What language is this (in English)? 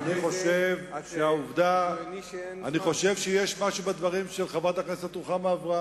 Hebrew